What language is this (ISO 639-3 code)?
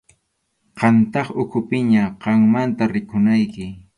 qxu